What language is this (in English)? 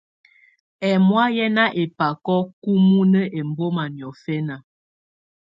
Tunen